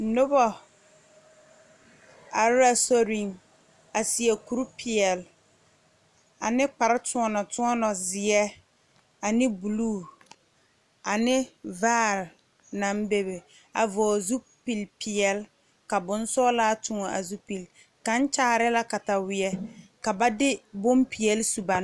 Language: Southern Dagaare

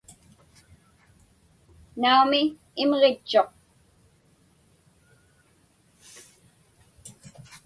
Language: Inupiaq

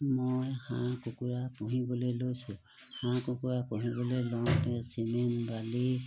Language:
Assamese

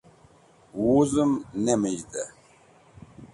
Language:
Wakhi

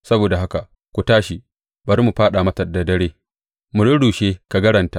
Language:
Hausa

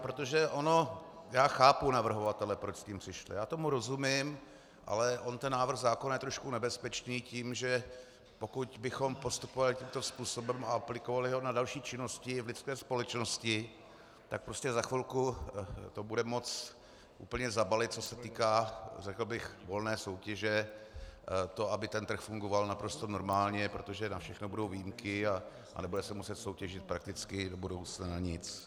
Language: Czech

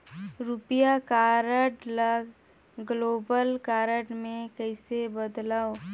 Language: Chhattisgarhi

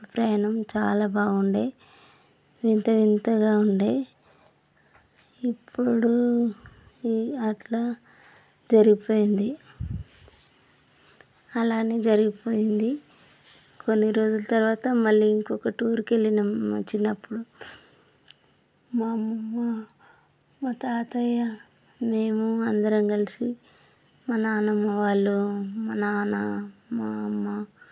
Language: Telugu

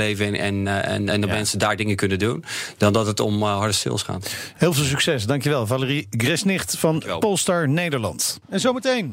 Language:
Dutch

